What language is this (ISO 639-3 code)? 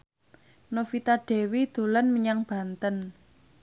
jav